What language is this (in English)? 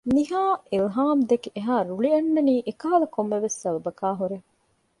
Divehi